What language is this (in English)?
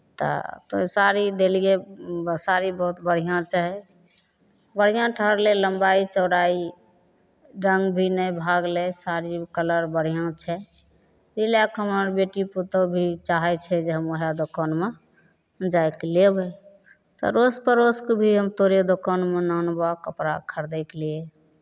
Maithili